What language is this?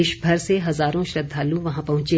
Hindi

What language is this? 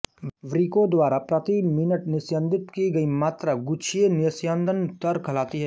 Hindi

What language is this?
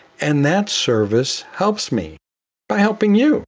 English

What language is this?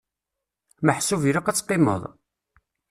Kabyle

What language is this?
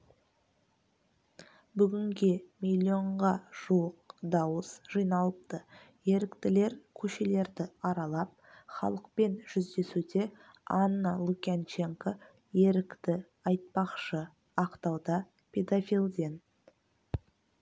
Kazakh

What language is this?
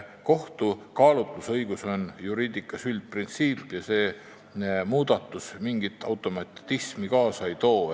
Estonian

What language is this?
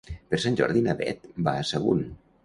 Catalan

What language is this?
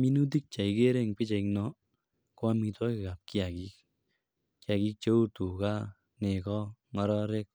Kalenjin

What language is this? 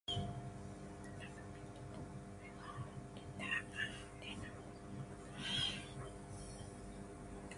Kelabit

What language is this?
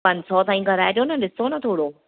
Sindhi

